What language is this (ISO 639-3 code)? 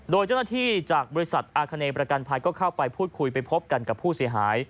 tha